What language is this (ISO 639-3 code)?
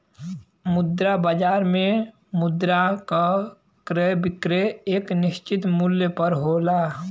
bho